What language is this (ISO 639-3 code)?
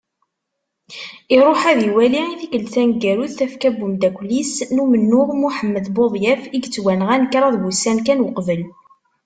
kab